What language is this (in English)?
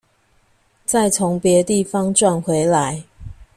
Chinese